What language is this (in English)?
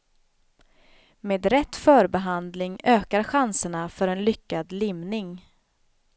Swedish